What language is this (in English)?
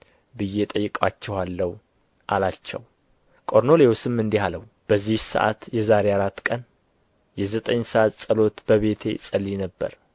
Amharic